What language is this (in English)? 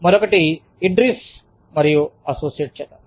Telugu